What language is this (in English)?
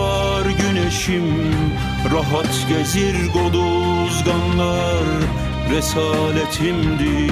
Turkish